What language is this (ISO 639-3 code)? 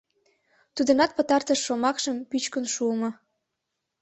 chm